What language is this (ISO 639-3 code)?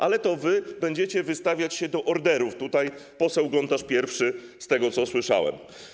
pol